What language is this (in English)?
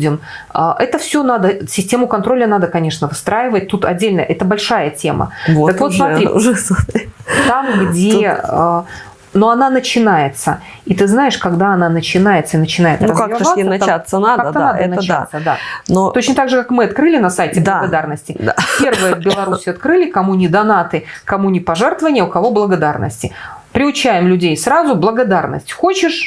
Russian